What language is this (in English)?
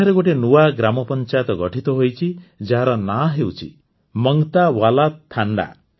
Odia